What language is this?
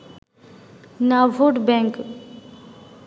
Bangla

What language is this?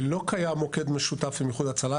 Hebrew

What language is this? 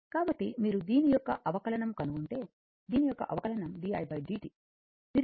Telugu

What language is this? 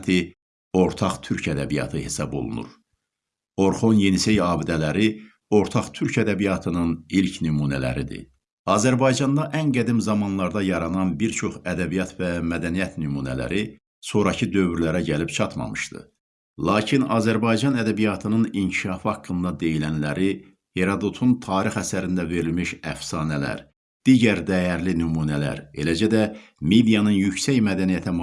Turkish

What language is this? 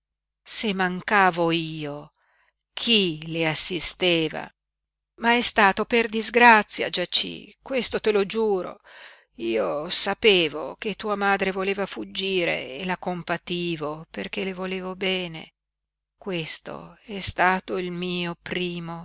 Italian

